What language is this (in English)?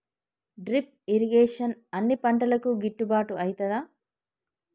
Telugu